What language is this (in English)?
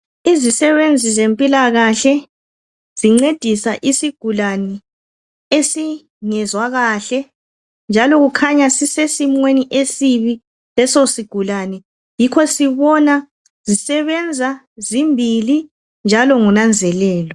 North Ndebele